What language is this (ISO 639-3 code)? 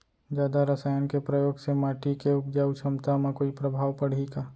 hne